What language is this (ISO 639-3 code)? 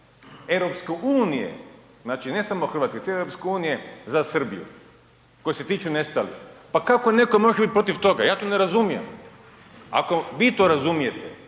hrv